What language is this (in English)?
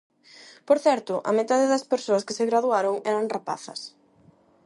Galician